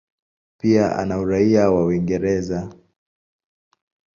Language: Swahili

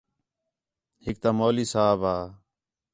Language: Khetrani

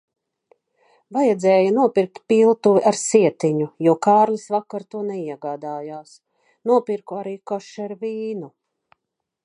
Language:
Latvian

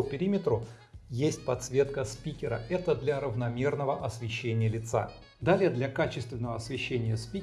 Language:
Russian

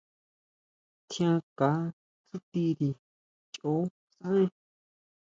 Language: Huautla Mazatec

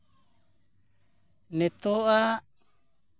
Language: Santali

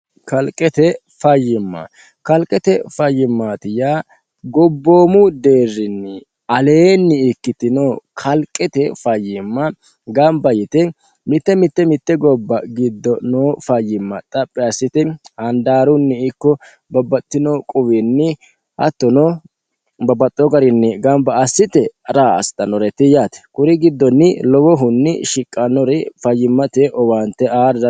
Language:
Sidamo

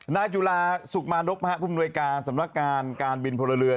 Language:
Thai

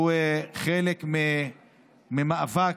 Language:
Hebrew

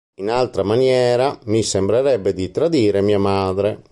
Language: Italian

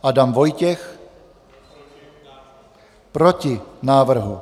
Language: Czech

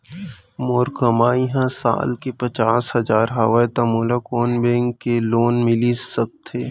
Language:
Chhattisgarhi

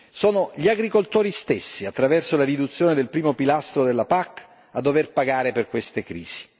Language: Italian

